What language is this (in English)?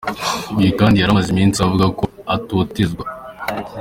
Kinyarwanda